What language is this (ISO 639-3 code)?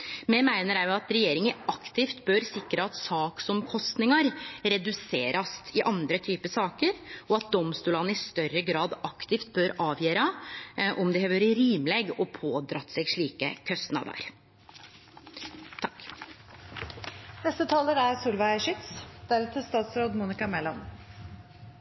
nor